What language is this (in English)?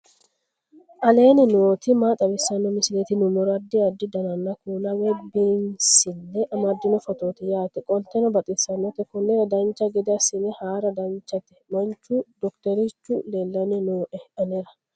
Sidamo